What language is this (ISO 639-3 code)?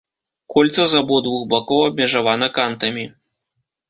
bel